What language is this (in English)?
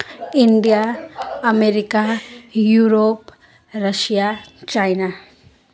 Nepali